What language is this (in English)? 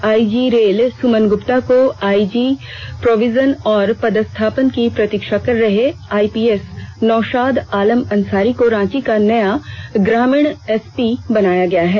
Hindi